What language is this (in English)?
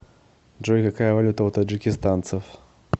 Russian